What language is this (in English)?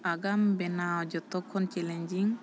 Santali